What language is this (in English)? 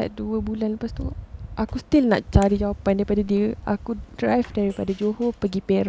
Malay